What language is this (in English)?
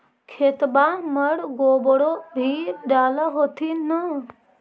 Magahi